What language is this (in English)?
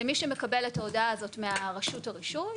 Hebrew